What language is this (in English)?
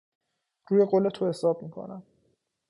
Persian